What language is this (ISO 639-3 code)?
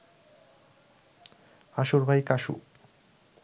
ben